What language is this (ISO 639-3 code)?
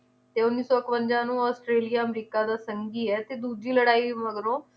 pan